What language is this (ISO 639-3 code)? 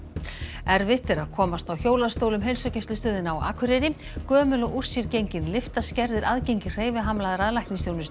isl